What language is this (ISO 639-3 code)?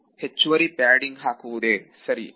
kan